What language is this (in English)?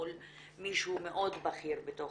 Hebrew